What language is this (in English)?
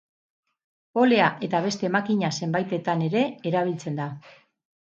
Basque